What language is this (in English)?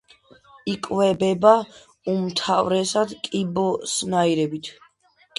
Georgian